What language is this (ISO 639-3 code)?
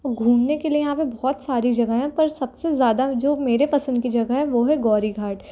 hin